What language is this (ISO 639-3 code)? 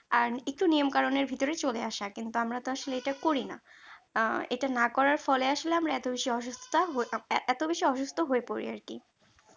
ben